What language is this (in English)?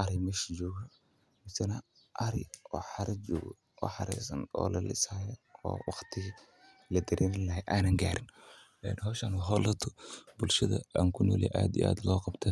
Somali